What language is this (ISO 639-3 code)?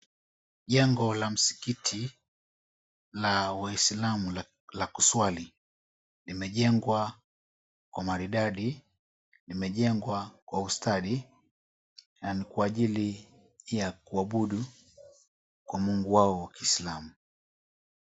swa